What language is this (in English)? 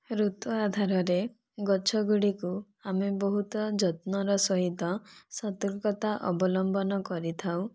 Odia